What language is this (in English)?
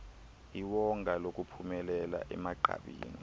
Xhosa